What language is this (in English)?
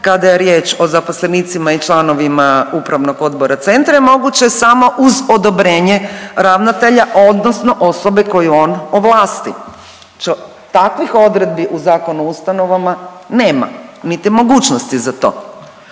Croatian